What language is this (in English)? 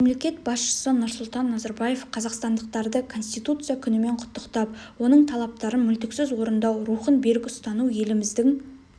Kazakh